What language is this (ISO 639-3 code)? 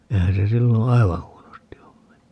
fin